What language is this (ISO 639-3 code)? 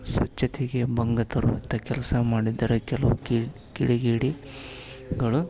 kan